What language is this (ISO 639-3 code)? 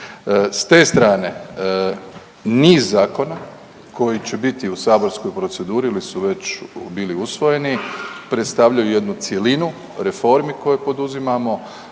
hrv